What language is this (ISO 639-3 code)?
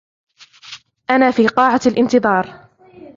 ara